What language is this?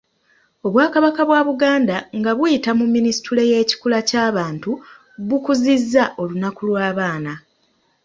Ganda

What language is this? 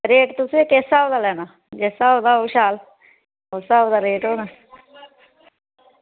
Dogri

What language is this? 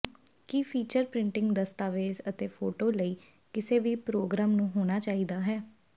Punjabi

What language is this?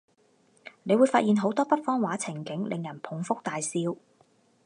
Cantonese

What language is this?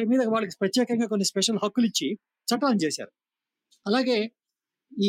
Telugu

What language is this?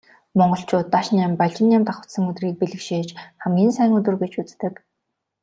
Mongolian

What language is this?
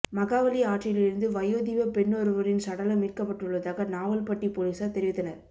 Tamil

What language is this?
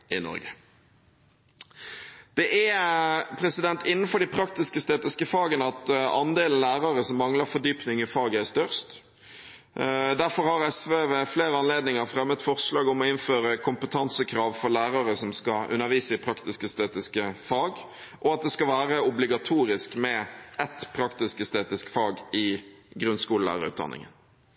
Norwegian Bokmål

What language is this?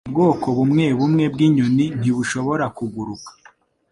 Kinyarwanda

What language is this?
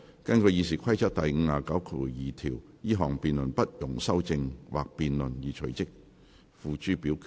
Cantonese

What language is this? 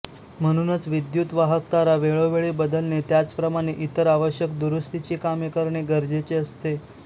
Marathi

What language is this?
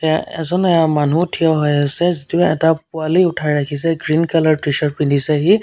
Assamese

